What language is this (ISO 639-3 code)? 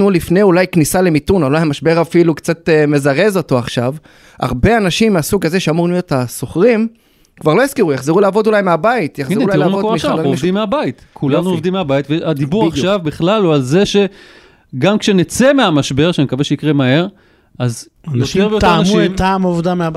heb